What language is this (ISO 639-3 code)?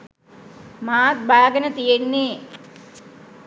sin